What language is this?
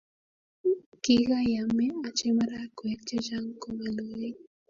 Kalenjin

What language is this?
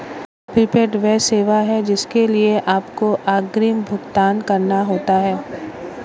Hindi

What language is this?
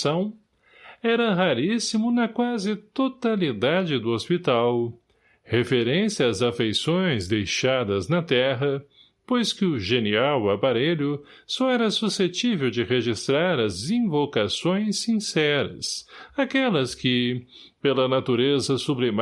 Portuguese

